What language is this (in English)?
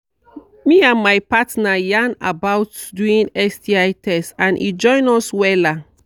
Nigerian Pidgin